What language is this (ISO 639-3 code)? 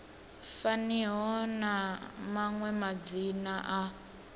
ven